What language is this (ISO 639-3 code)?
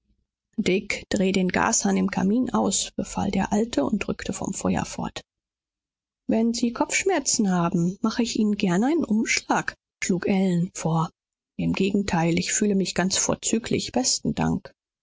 deu